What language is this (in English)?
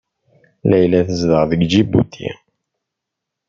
Kabyle